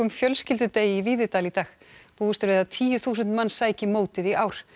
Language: Icelandic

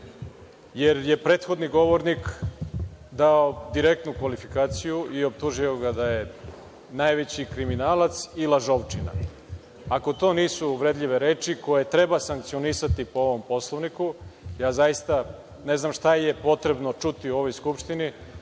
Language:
Serbian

